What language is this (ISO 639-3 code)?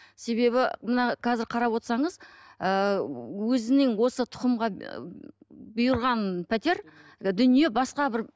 kaz